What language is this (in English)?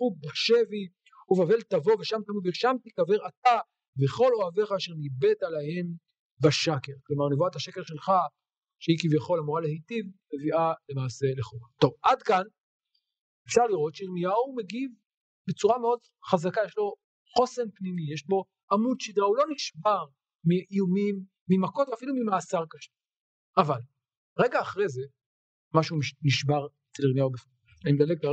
Hebrew